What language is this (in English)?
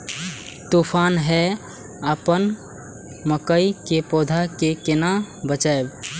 Maithili